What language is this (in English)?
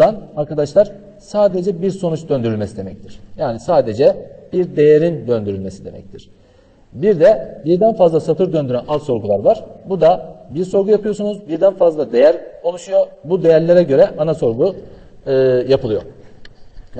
Turkish